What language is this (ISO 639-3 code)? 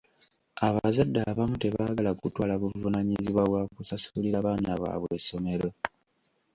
lug